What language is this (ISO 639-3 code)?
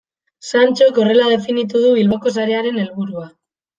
eus